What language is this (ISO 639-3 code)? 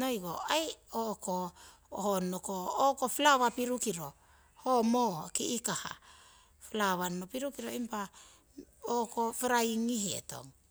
siw